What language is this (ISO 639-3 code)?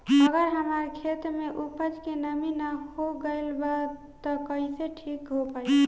bho